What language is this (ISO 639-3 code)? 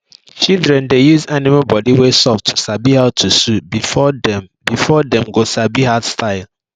pcm